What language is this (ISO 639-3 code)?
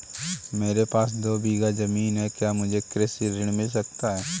hin